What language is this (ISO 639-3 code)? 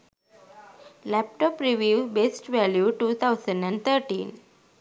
sin